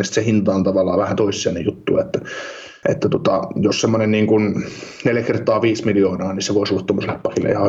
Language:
Finnish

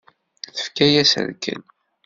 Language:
Kabyle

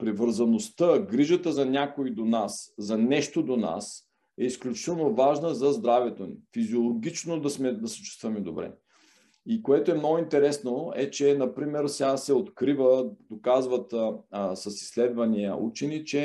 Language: Bulgarian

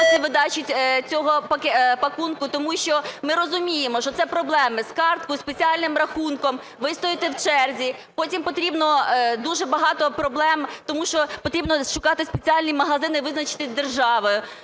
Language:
Ukrainian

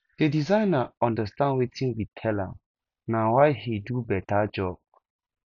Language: Nigerian Pidgin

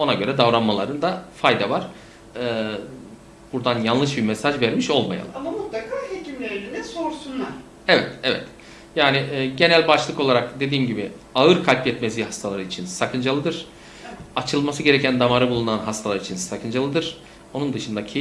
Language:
Turkish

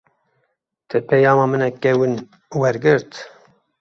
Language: Kurdish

